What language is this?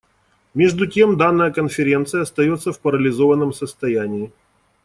Russian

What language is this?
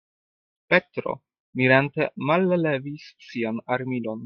Esperanto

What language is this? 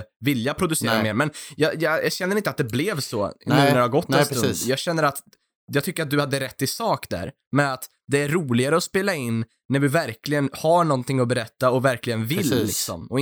Swedish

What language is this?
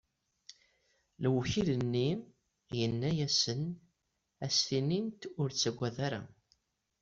Kabyle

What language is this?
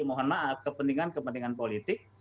Indonesian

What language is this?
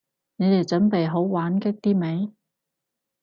Cantonese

